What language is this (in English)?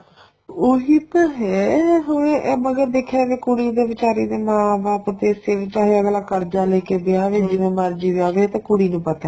Punjabi